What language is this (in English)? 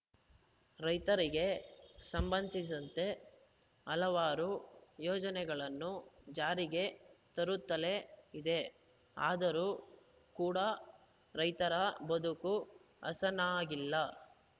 Kannada